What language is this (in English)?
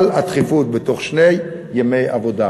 Hebrew